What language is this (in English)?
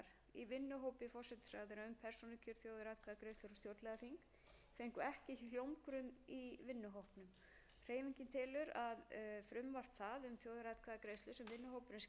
Icelandic